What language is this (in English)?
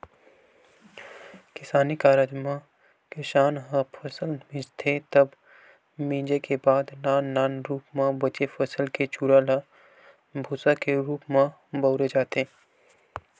Chhattisgarhi